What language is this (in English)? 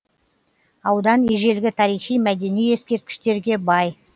Kazakh